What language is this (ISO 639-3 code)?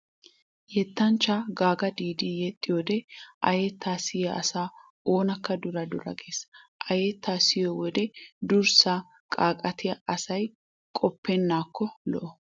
wal